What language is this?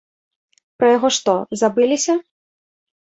Belarusian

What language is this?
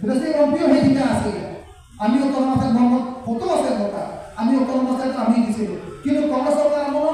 Indonesian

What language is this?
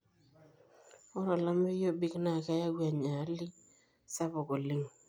Masai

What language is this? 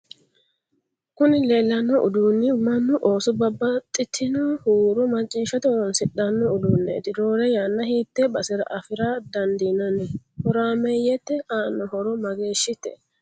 Sidamo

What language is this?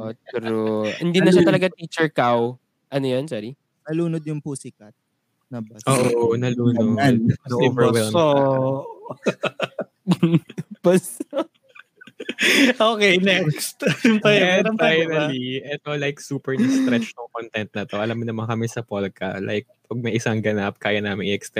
Filipino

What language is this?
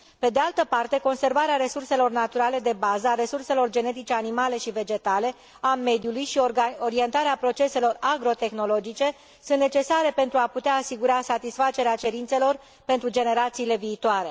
Romanian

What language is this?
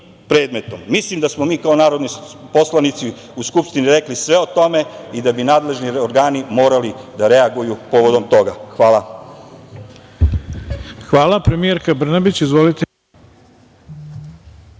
Serbian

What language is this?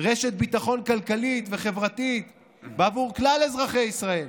Hebrew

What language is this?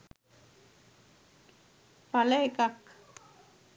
Sinhala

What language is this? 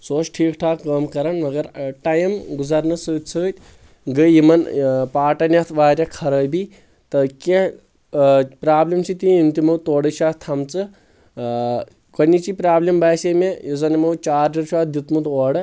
Kashmiri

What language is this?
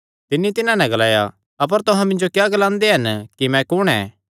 Kangri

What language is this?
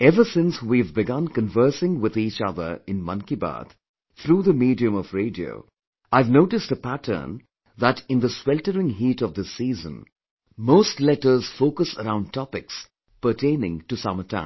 English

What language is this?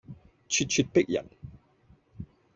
Cantonese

